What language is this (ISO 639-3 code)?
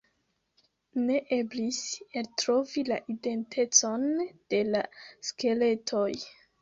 epo